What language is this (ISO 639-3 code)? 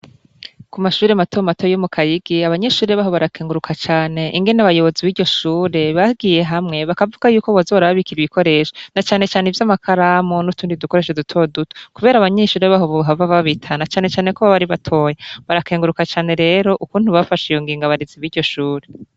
run